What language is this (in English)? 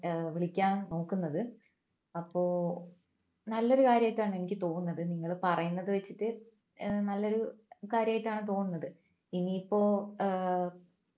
Malayalam